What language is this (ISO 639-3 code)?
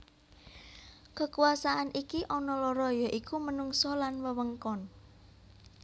jav